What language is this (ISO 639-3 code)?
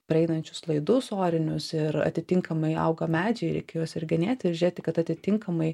lit